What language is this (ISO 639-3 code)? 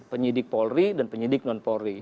ind